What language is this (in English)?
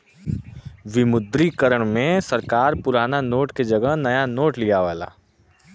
Bhojpuri